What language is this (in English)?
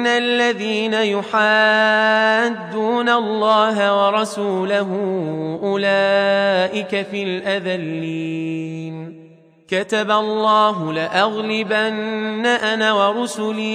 Arabic